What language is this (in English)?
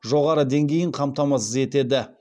Kazakh